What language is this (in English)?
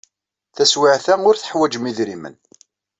Kabyle